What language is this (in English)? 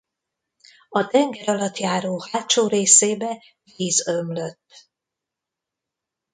Hungarian